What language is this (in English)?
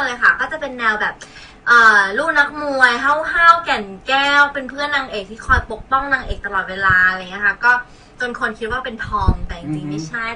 Thai